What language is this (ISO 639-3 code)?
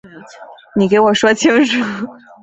zho